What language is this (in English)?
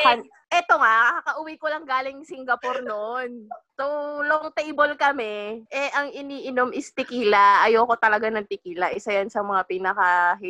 Filipino